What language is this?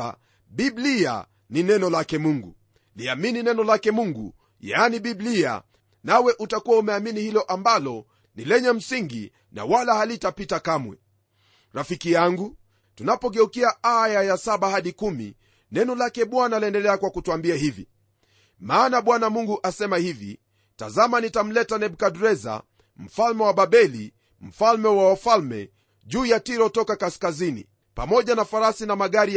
Swahili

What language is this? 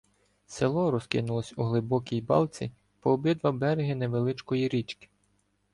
Ukrainian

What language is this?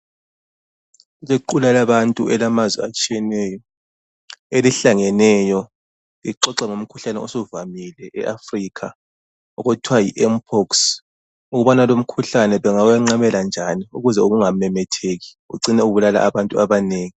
North Ndebele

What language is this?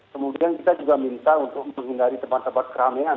Indonesian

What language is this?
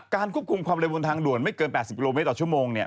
Thai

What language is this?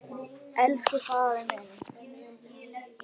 Icelandic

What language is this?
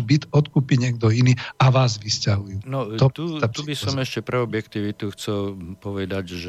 Slovak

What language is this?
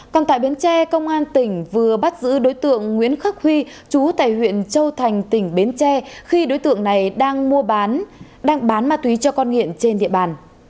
Vietnamese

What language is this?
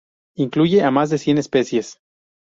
Spanish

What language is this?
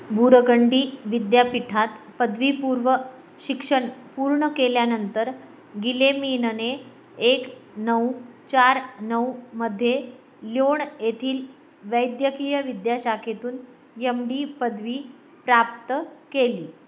Marathi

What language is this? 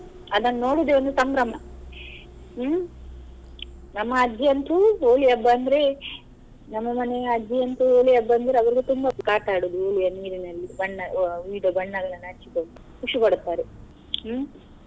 Kannada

